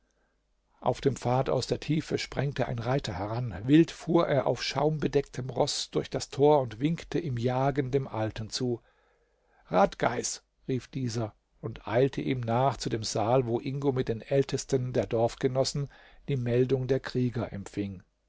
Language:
German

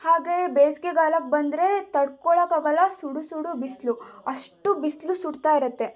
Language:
Kannada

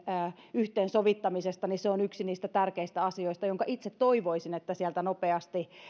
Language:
Finnish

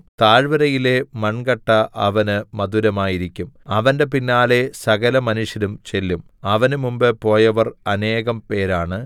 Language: Malayalam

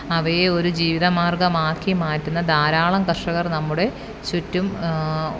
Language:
Malayalam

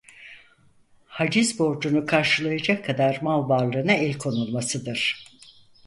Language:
Turkish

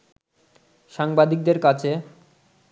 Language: Bangla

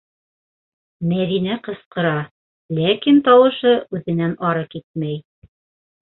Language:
Bashkir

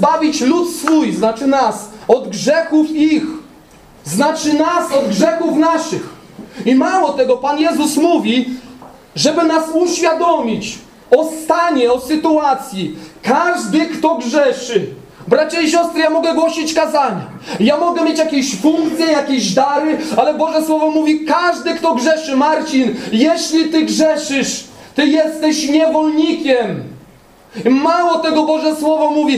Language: Polish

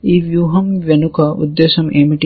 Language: Telugu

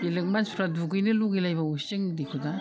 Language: Bodo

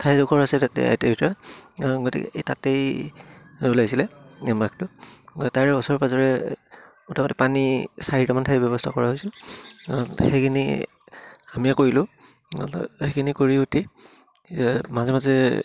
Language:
Assamese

